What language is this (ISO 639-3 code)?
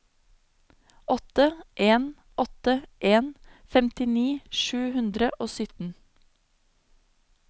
nor